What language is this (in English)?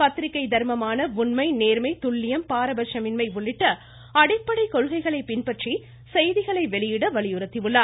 Tamil